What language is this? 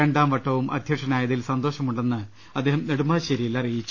Malayalam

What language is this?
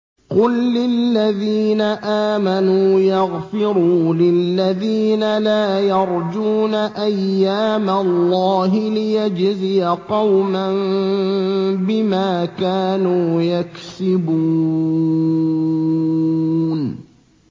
Arabic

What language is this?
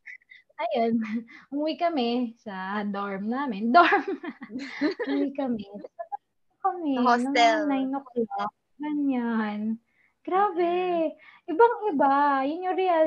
Filipino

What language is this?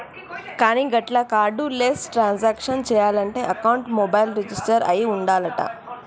Telugu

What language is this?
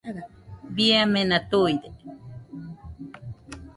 Nüpode Huitoto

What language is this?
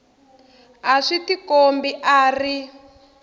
Tsonga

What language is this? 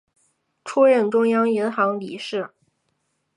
Chinese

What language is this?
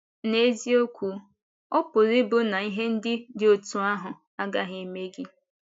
Igbo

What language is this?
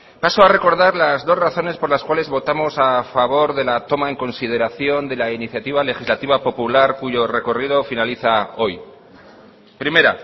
Spanish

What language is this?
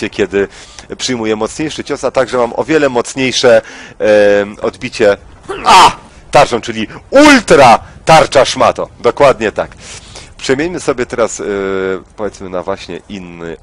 Polish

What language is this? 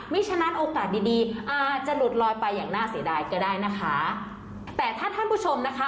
Thai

